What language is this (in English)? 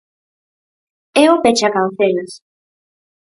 Galician